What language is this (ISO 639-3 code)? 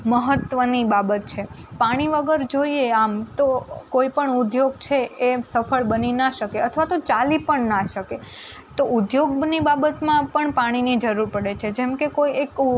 guj